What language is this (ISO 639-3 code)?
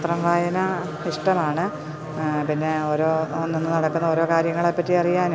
mal